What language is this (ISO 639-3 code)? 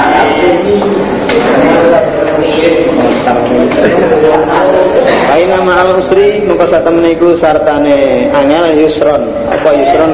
ind